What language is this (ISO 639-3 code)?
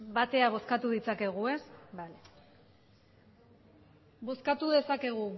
eus